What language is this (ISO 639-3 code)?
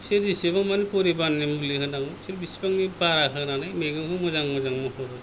brx